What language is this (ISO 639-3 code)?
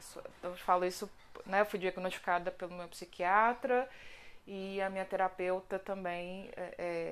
por